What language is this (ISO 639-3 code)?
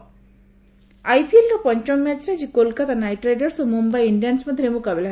ori